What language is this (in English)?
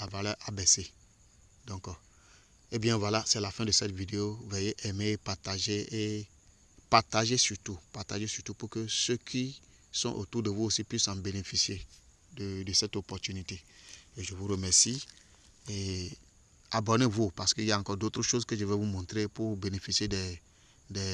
French